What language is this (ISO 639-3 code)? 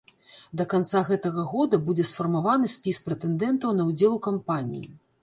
bel